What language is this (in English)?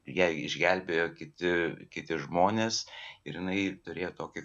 Lithuanian